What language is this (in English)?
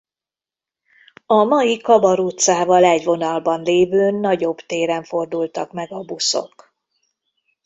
Hungarian